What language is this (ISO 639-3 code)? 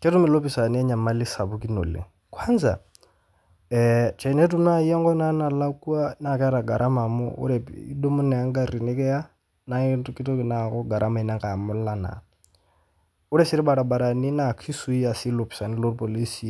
mas